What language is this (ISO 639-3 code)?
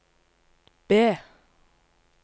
nor